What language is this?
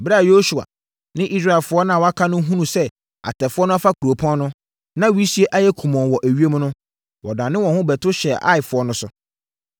Akan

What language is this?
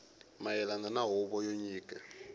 Tsonga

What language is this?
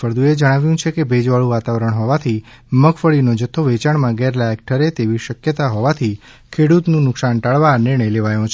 Gujarati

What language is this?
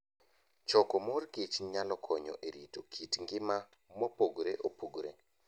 Luo (Kenya and Tanzania)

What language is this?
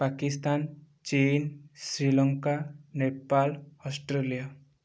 Odia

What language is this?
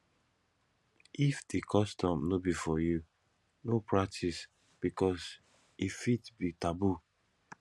Nigerian Pidgin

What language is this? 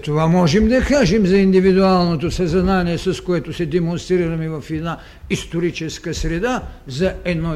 Bulgarian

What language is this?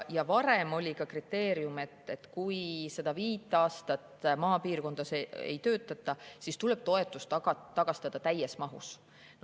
Estonian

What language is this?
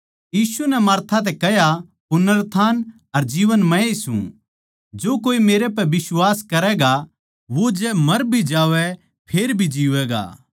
Haryanvi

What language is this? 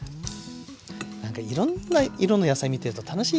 Japanese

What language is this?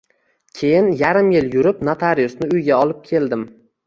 Uzbek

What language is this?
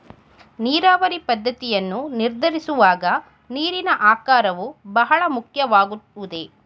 Kannada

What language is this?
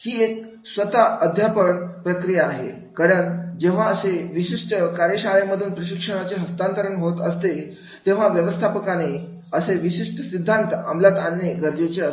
Marathi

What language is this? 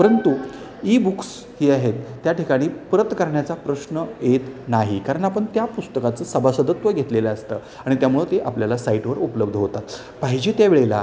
Marathi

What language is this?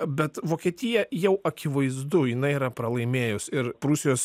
Lithuanian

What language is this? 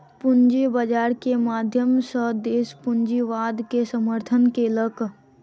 Maithili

